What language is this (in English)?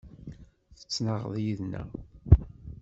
Kabyle